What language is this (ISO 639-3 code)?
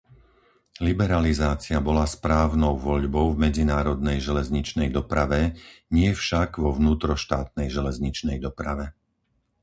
slk